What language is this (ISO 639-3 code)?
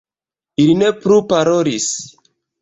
epo